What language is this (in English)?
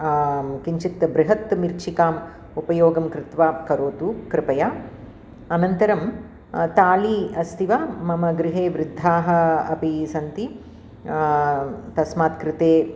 Sanskrit